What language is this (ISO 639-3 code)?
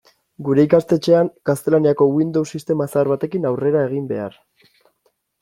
eus